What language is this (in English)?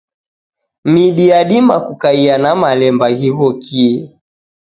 Taita